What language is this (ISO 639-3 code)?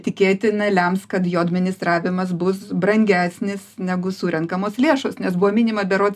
lit